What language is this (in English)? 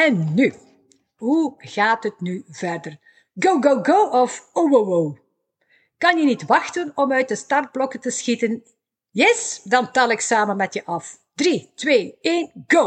Dutch